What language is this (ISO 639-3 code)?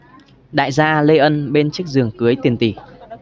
vie